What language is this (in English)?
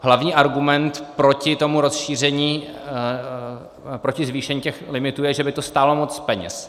Czech